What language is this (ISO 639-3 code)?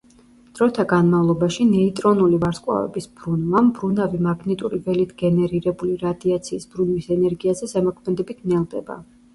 kat